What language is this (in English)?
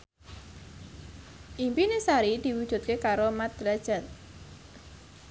Javanese